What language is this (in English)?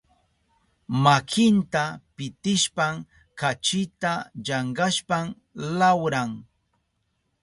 Southern Pastaza Quechua